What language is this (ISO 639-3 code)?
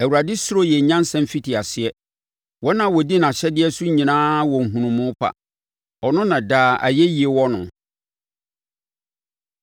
aka